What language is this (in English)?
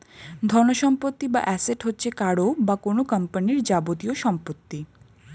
Bangla